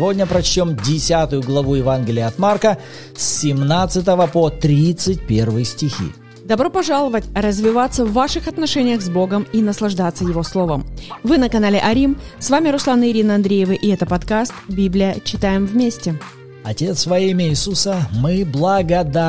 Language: Russian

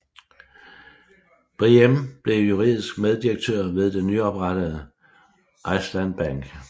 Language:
Danish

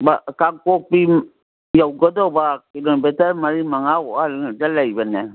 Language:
Manipuri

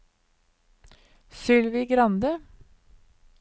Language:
Norwegian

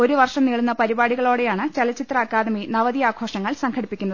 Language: Malayalam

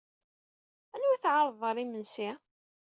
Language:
Kabyle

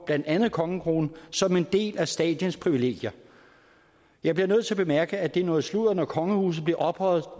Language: Danish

